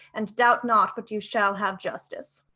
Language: English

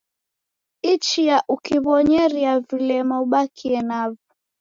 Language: Taita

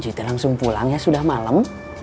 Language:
Indonesian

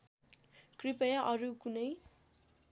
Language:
Nepali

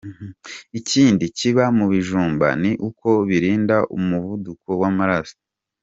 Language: Kinyarwanda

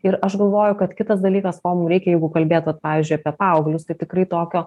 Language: Lithuanian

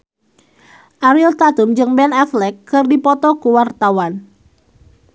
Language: Sundanese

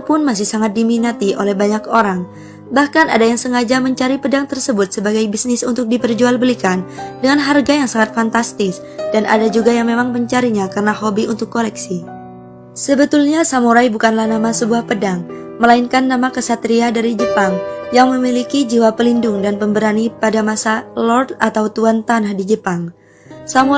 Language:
Indonesian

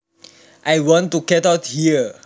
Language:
Javanese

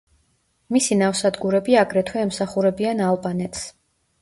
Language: Georgian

